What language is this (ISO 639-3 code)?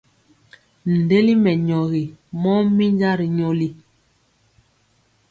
mcx